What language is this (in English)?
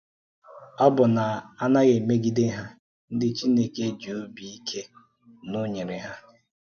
Igbo